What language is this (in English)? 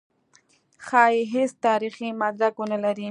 Pashto